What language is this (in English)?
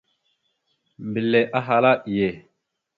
Mada (Cameroon)